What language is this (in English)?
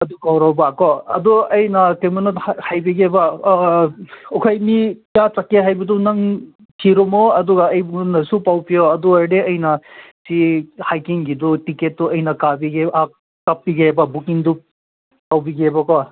Manipuri